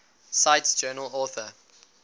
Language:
English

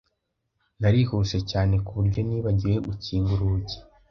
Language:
Kinyarwanda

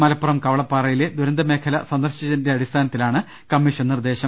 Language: Malayalam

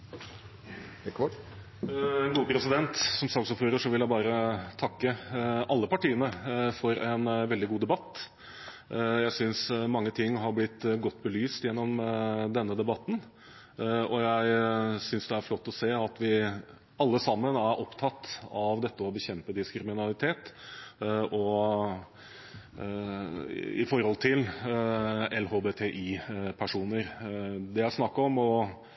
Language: Norwegian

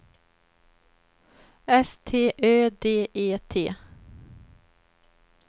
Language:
Swedish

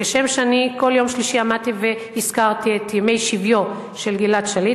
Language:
Hebrew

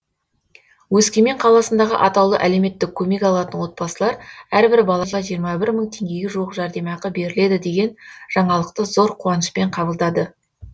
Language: Kazakh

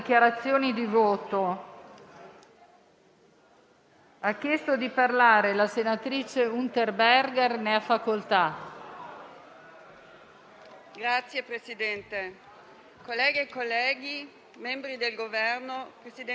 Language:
Italian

